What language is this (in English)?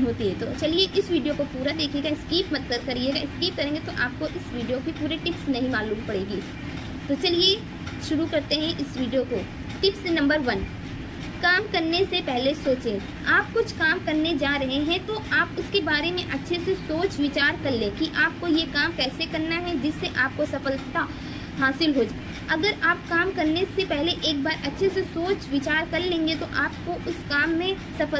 Hindi